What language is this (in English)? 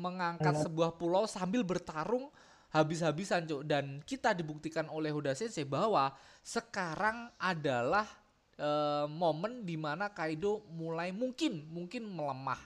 Indonesian